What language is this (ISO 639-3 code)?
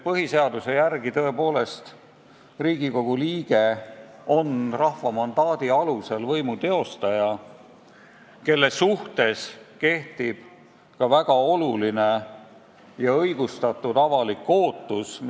est